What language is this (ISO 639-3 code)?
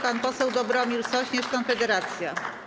pol